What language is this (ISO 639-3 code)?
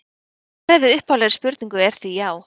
isl